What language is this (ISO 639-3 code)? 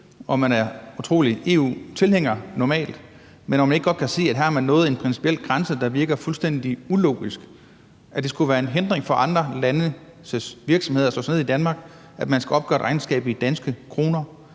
dan